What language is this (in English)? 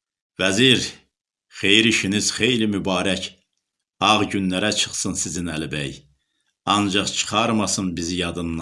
Turkish